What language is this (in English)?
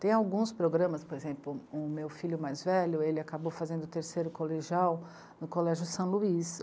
Portuguese